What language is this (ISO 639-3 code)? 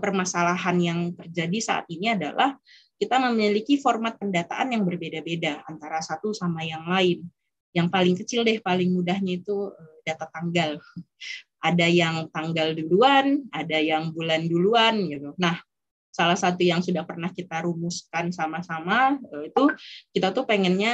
ind